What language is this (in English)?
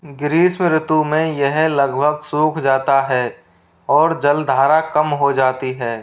Hindi